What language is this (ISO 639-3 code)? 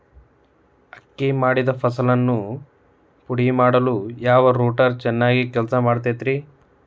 kan